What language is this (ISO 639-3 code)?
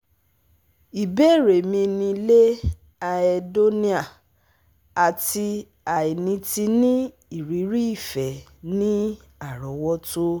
yor